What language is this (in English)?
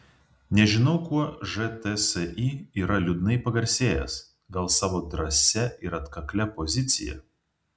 Lithuanian